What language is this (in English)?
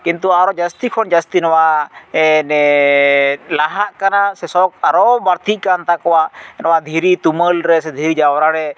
Santali